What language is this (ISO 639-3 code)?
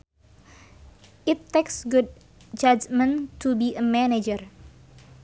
sun